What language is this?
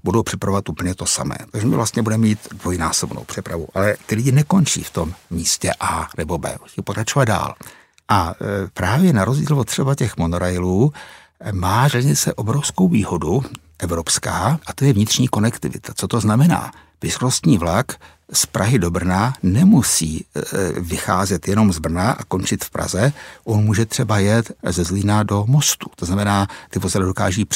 Czech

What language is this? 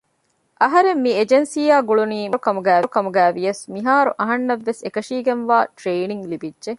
Divehi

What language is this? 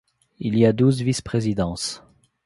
French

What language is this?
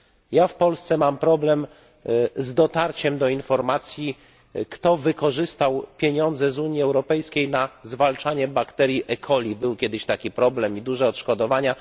Polish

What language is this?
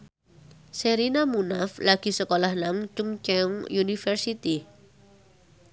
Javanese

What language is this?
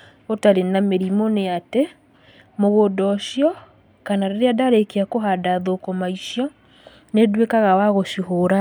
Kikuyu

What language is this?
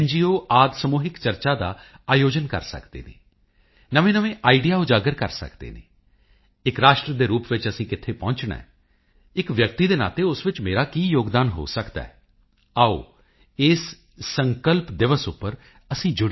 Punjabi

